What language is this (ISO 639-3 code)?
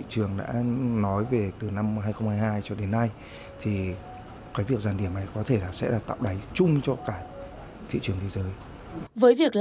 vie